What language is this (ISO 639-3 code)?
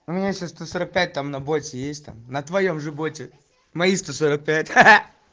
rus